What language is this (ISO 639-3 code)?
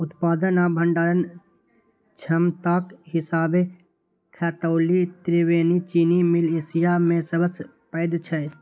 mai